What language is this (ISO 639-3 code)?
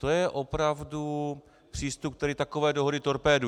ces